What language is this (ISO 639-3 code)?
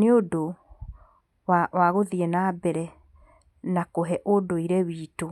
kik